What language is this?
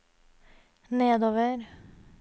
Norwegian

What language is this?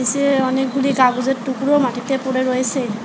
Bangla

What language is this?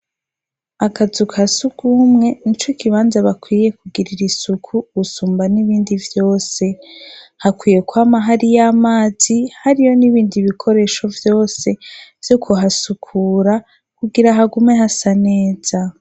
Rundi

